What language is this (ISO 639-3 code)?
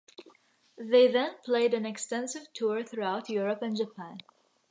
eng